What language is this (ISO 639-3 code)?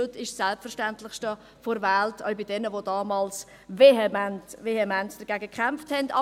gsw